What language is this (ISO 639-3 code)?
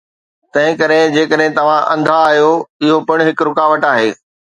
snd